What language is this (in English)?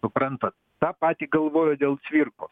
Lithuanian